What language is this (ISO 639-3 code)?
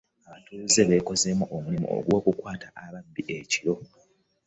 lug